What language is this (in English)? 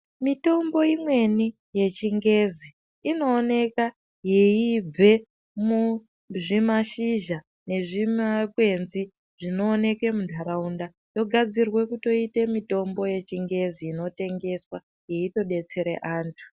Ndau